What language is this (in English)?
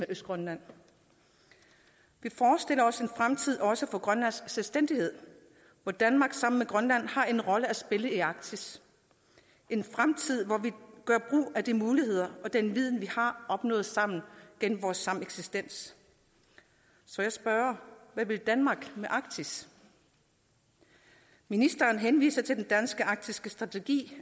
Danish